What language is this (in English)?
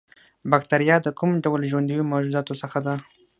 Pashto